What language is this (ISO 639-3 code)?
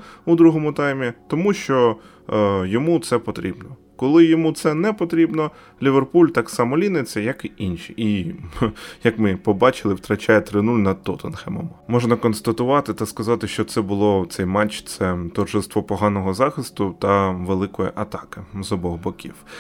ukr